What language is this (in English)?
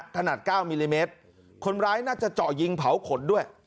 Thai